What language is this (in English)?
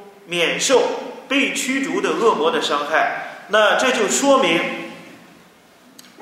Chinese